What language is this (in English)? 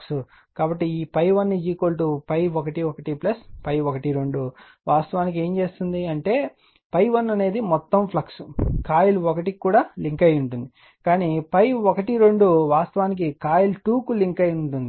Telugu